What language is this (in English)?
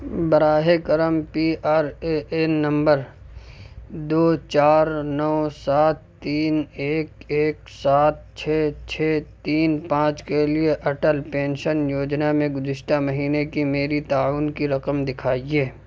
Urdu